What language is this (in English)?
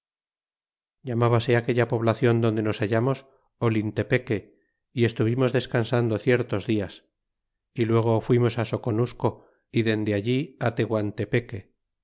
Spanish